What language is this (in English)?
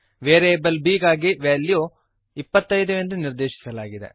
Kannada